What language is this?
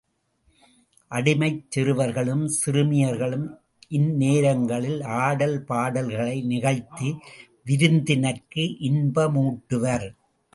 Tamil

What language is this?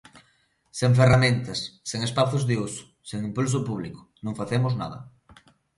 Galician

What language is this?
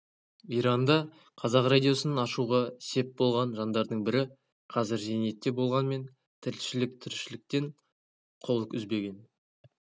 Kazakh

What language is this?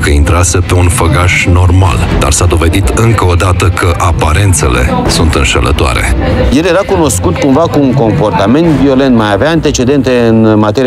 Romanian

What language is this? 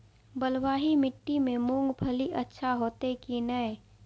Maithili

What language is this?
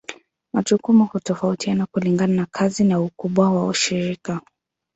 Swahili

